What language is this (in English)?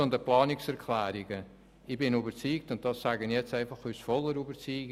Swiss German